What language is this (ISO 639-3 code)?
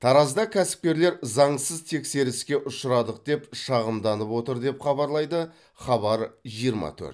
kaz